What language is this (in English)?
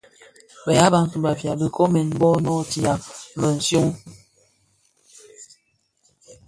Bafia